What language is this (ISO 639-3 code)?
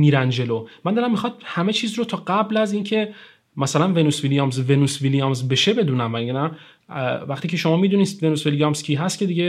fas